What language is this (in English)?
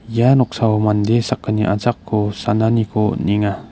Garo